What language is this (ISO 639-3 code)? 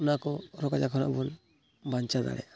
sat